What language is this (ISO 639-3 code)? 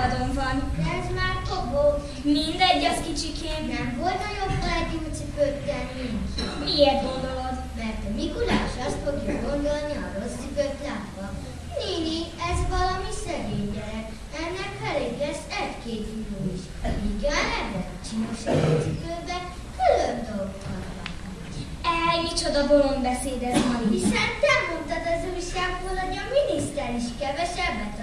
hun